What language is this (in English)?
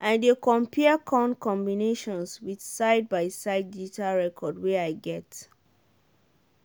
Nigerian Pidgin